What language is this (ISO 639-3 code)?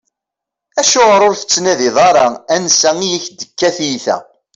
kab